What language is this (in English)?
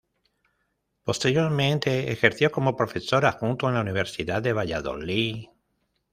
Spanish